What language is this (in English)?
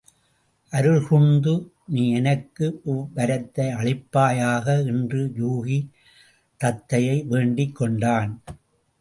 Tamil